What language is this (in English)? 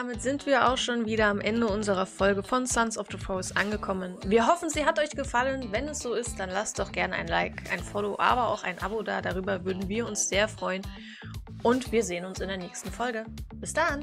German